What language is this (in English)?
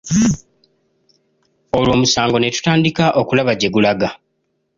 Ganda